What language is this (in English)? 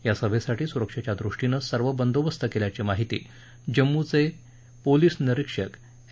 Marathi